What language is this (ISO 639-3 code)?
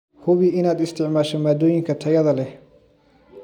som